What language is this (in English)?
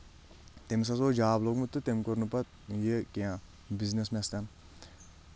Kashmiri